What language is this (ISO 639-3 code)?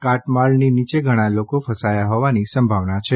guj